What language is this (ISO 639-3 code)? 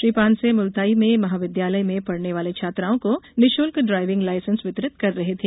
hin